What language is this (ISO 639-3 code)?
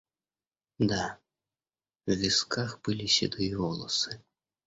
rus